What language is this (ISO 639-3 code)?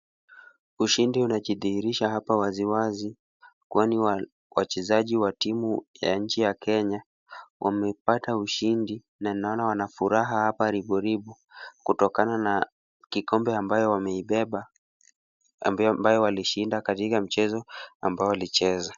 swa